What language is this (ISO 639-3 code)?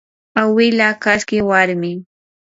qur